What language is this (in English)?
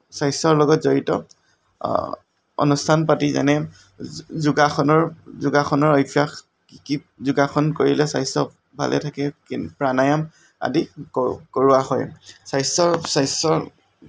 Assamese